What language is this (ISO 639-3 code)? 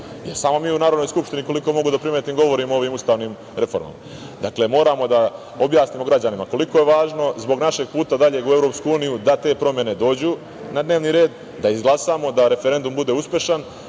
srp